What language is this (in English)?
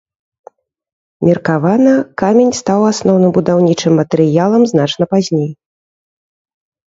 Belarusian